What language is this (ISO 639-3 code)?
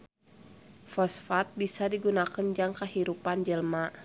sun